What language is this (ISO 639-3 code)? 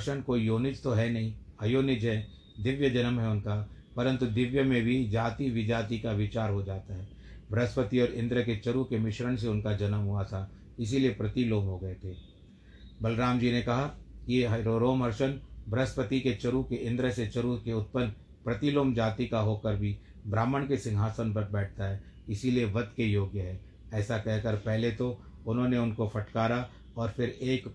hin